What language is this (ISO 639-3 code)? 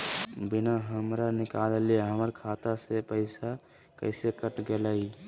mag